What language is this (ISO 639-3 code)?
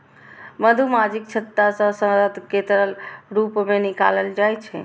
mai